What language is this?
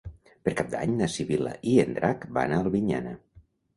Catalan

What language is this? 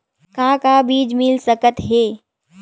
Chhattisgarhi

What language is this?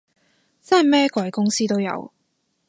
Cantonese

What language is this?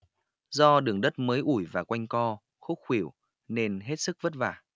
Vietnamese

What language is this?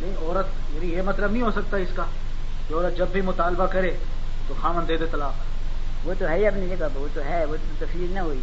Urdu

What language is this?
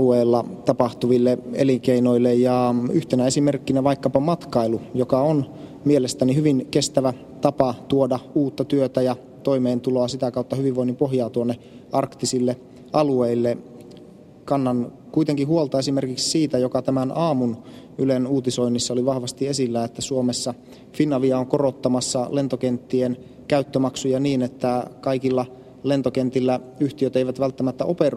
Finnish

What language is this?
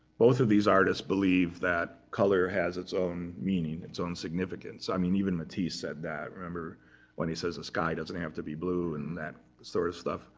English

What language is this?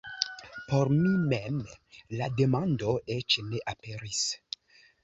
Esperanto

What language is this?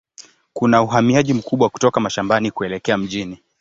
Swahili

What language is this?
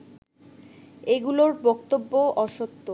Bangla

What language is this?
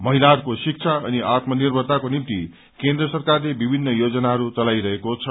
Nepali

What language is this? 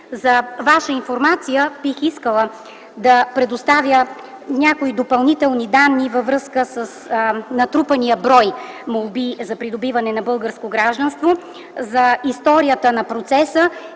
Bulgarian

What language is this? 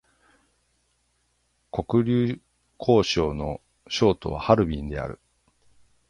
Japanese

